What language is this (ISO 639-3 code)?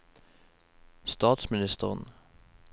nor